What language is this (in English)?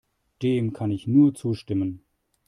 German